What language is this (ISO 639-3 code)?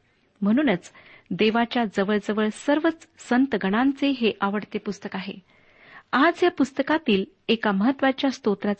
mar